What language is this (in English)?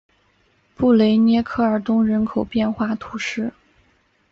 Chinese